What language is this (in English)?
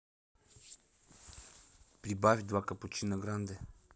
Russian